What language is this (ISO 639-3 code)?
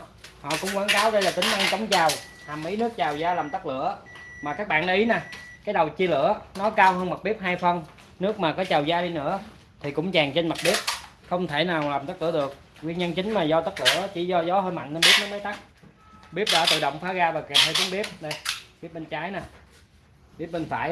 vie